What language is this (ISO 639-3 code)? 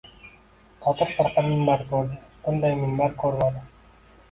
uzb